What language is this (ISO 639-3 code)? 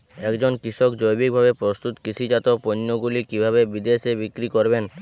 ben